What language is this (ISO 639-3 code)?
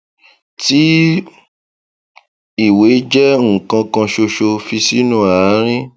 yor